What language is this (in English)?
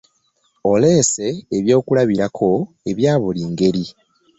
Ganda